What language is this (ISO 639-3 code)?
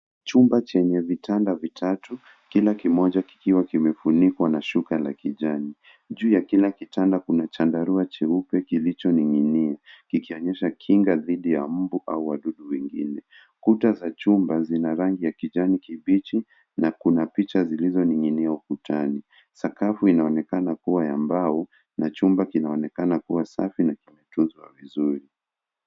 swa